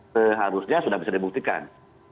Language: Indonesian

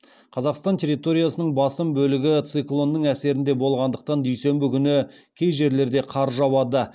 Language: Kazakh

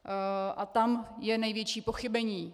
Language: Czech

